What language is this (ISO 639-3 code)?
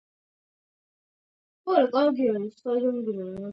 kat